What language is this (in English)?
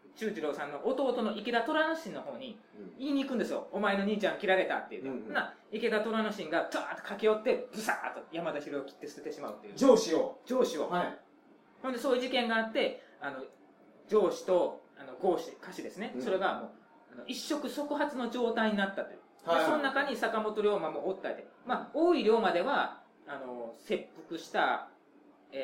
Japanese